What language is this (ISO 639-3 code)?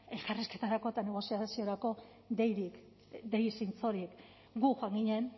eus